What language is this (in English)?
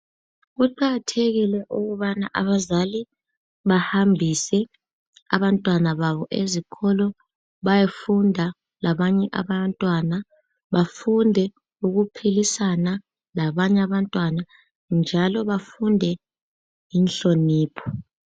North Ndebele